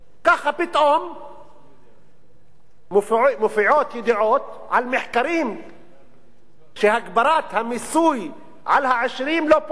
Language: Hebrew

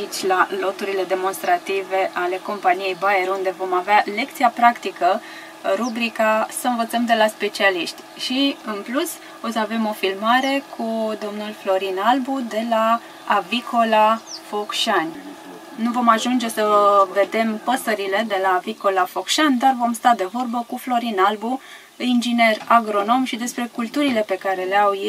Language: Romanian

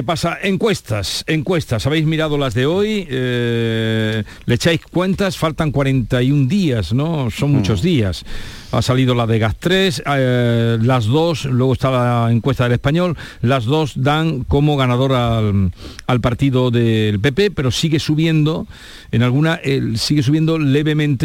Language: Spanish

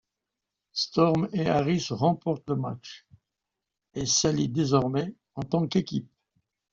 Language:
French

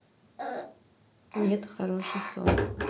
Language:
Russian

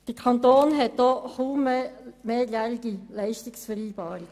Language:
Swiss German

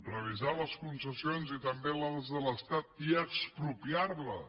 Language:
Catalan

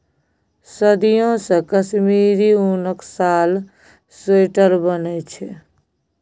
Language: Maithili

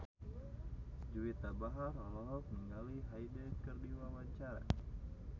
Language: Sundanese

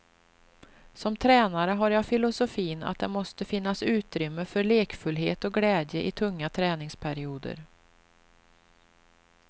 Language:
Swedish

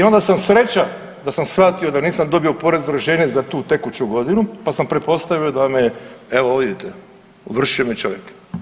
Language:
Croatian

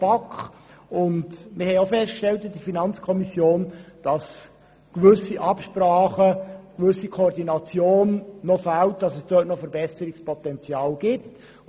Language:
Swiss German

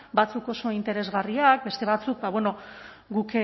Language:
Basque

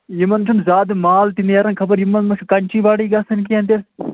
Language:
Kashmiri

